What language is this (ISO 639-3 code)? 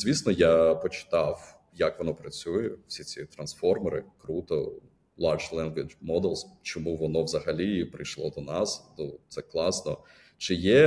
ukr